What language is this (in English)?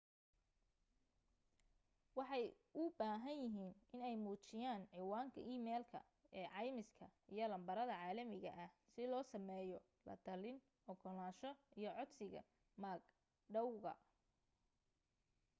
Somali